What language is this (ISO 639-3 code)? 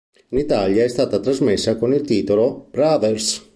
ita